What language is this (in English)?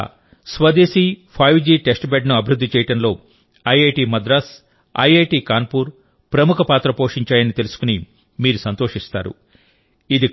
Telugu